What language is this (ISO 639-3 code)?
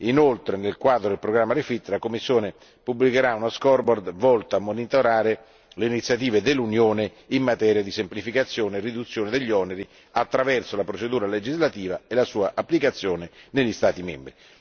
ita